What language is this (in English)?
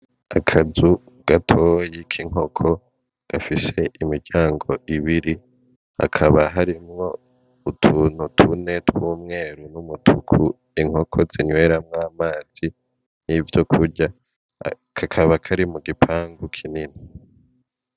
Rundi